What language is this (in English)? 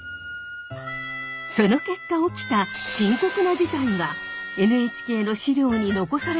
Japanese